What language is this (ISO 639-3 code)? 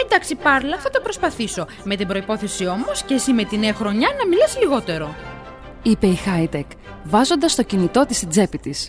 ell